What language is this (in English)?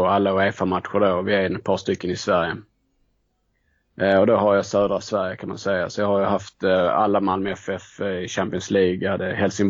Swedish